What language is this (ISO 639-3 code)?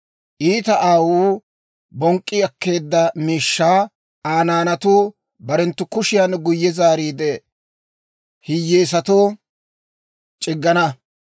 dwr